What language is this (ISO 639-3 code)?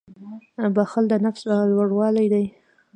pus